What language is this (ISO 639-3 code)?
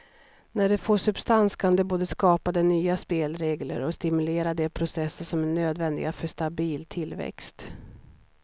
swe